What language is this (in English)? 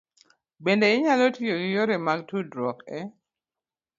Luo (Kenya and Tanzania)